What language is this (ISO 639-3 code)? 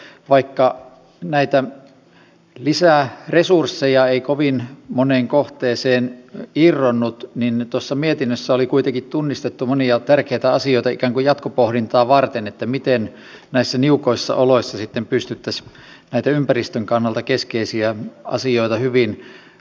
fin